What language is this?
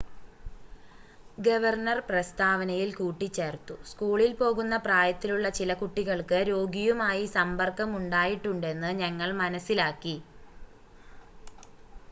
Malayalam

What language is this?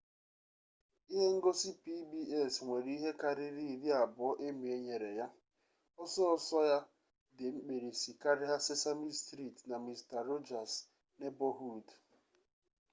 Igbo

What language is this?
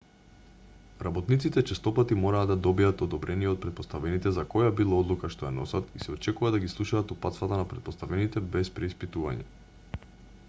Macedonian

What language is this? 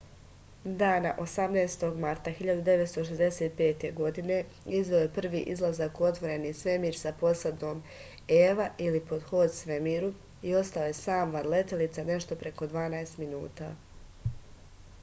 Serbian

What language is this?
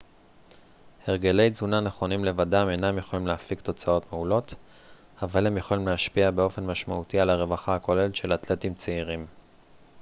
Hebrew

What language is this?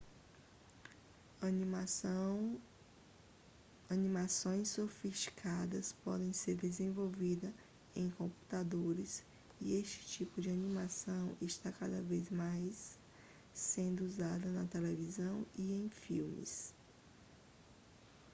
Portuguese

